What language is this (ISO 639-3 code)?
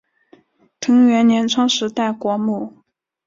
zho